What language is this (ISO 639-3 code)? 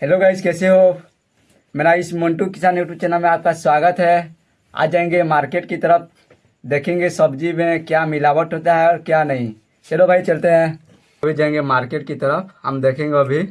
hin